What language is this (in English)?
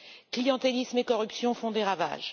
French